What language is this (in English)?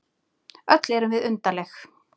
Icelandic